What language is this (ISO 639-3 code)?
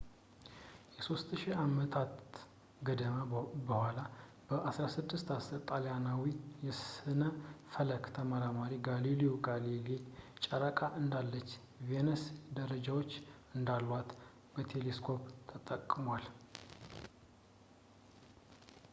amh